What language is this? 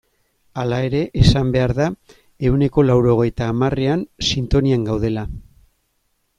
Basque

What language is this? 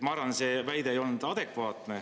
Estonian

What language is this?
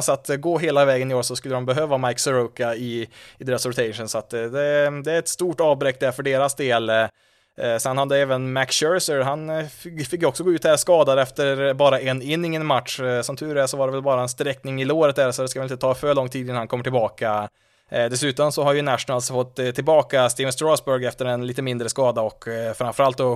Swedish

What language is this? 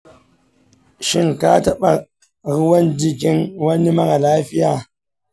Hausa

